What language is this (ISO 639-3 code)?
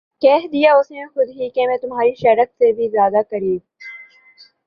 urd